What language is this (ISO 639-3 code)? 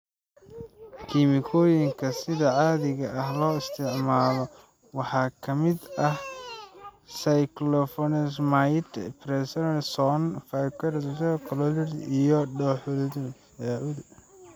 som